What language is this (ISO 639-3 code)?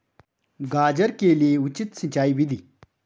hin